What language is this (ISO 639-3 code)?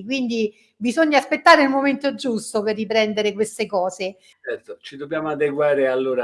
ita